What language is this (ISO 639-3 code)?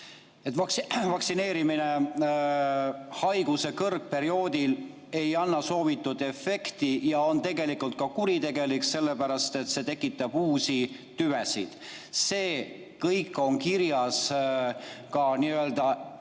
est